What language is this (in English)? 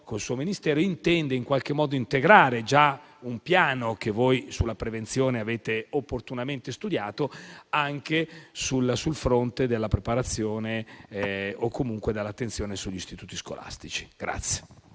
Italian